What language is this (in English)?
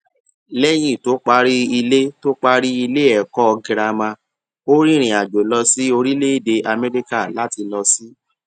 Yoruba